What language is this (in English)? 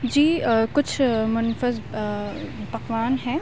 Urdu